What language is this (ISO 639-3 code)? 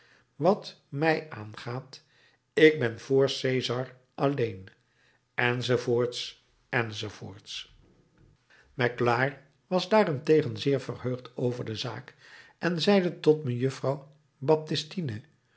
nld